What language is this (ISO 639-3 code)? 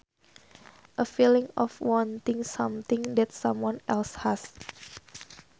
sun